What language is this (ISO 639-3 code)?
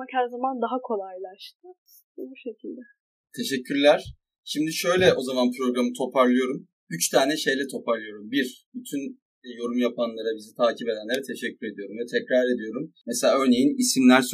tur